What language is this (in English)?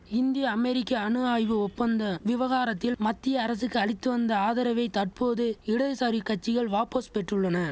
Tamil